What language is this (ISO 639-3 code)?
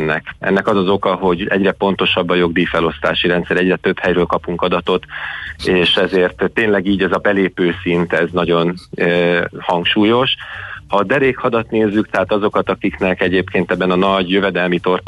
hun